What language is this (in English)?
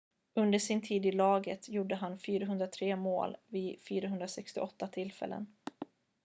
Swedish